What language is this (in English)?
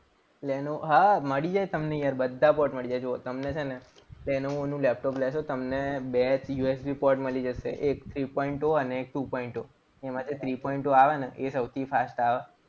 Gujarati